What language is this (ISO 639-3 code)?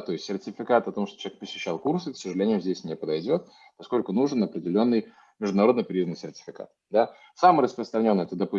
rus